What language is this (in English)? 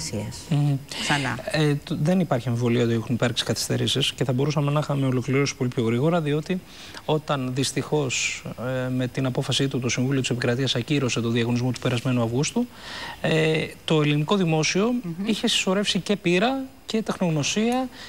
Greek